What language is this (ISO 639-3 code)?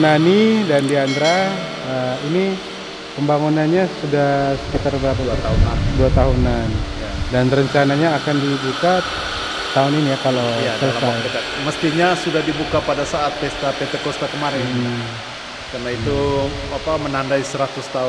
ind